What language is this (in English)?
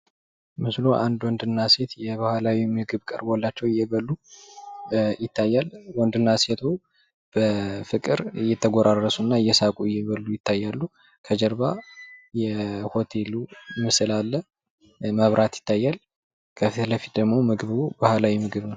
Amharic